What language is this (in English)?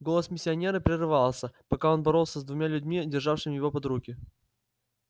Russian